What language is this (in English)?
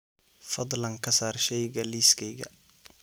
Somali